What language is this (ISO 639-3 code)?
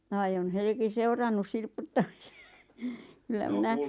fin